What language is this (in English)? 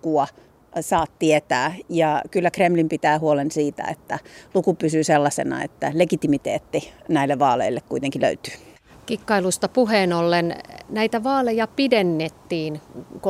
Finnish